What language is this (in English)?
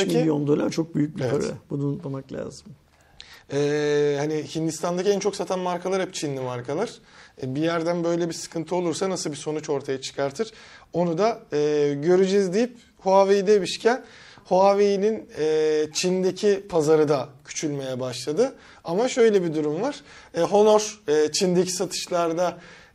Turkish